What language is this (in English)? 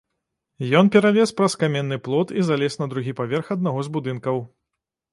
Belarusian